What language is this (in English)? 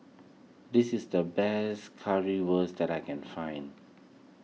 English